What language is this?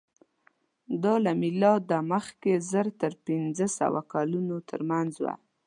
Pashto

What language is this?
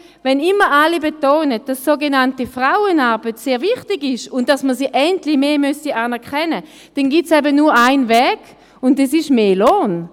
Swiss German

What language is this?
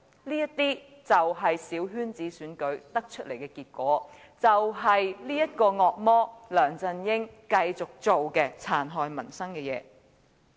Cantonese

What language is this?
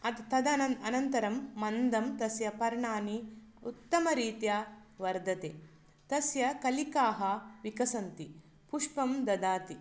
Sanskrit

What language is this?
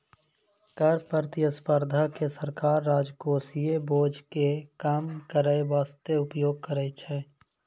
Maithili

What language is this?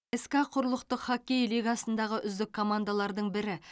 Kazakh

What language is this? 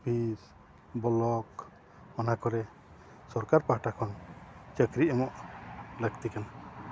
Santali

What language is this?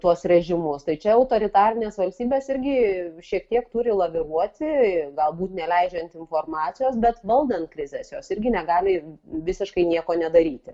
Lithuanian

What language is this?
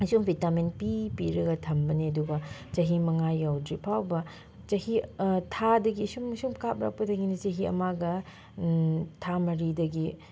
Manipuri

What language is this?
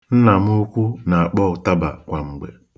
Igbo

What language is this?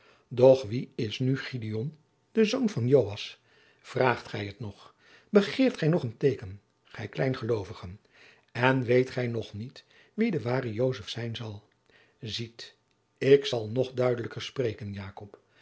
Dutch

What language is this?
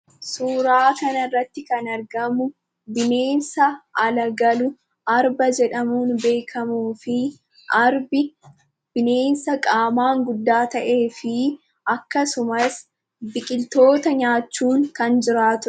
Oromo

